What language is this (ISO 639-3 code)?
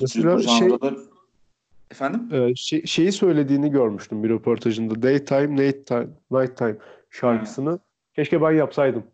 tur